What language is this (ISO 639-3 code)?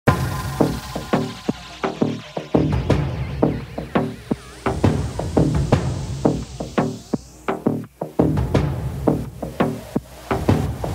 eng